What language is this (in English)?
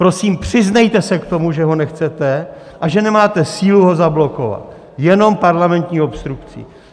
Czech